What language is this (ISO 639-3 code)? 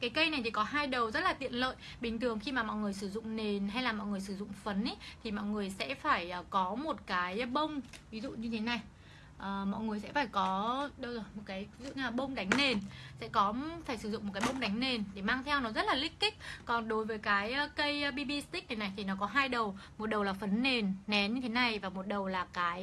vie